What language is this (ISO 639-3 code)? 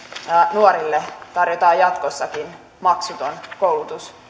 fin